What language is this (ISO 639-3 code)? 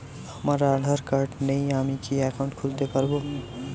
ben